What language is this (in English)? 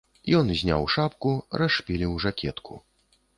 Belarusian